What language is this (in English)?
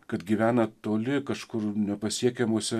Lithuanian